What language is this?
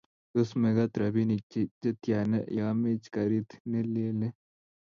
Kalenjin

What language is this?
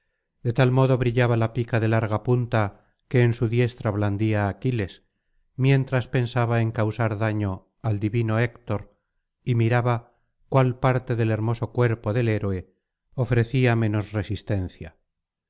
Spanish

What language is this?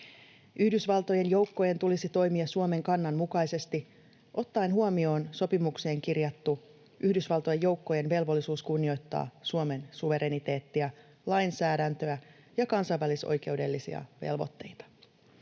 Finnish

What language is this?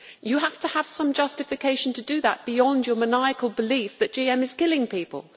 English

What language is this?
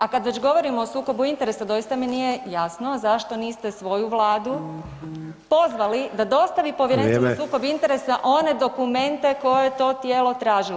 Croatian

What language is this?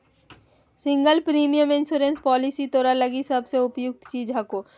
Magahi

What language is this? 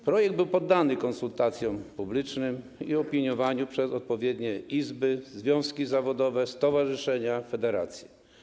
Polish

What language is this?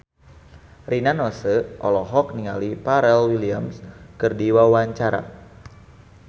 Sundanese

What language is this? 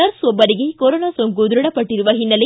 Kannada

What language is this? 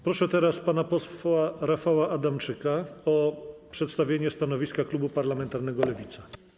Polish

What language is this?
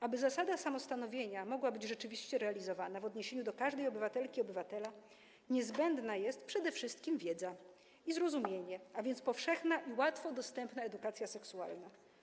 Polish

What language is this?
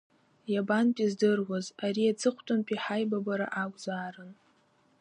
Abkhazian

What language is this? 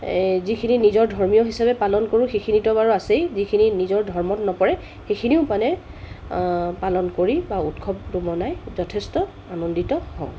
Assamese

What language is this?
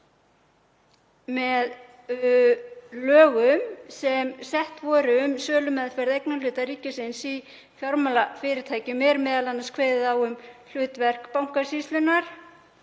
Icelandic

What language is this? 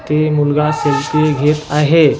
Marathi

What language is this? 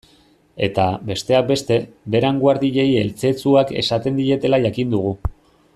Basque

